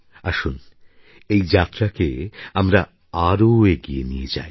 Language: Bangla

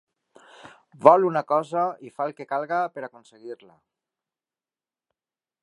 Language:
Catalan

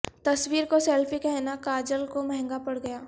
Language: Urdu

